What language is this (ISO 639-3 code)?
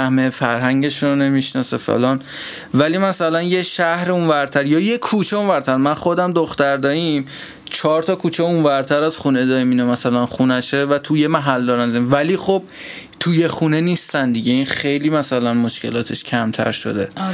fas